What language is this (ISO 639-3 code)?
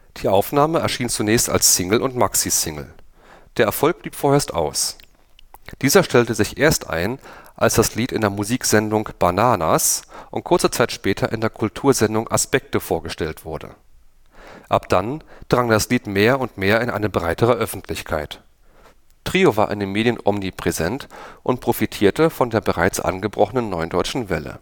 deu